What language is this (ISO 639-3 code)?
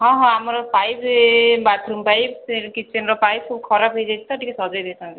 ori